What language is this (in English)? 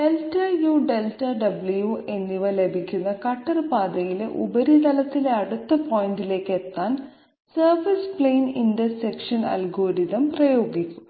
Malayalam